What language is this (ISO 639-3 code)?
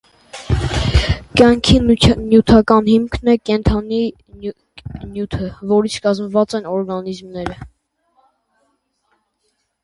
hye